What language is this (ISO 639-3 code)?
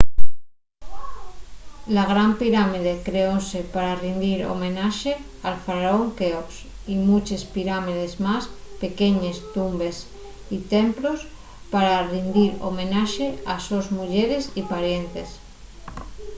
ast